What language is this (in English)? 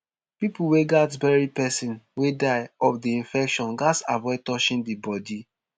Nigerian Pidgin